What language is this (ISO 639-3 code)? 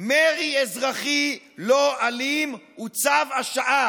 heb